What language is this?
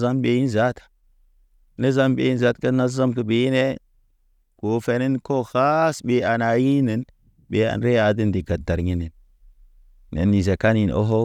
Naba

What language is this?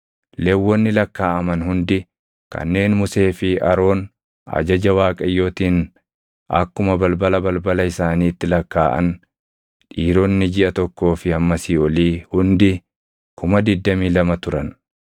Oromo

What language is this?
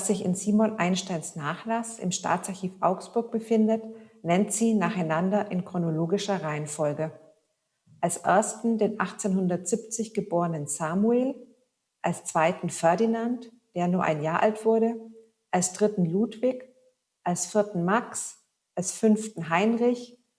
German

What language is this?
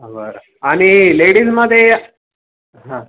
Marathi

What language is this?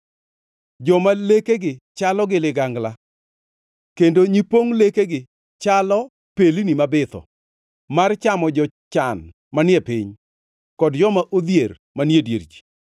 Luo (Kenya and Tanzania)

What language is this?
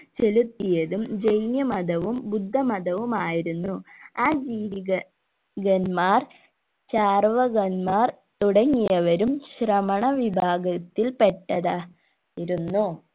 Malayalam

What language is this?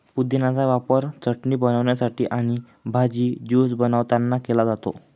Marathi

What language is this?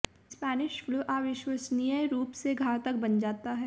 Hindi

